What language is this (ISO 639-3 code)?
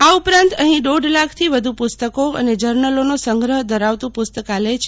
guj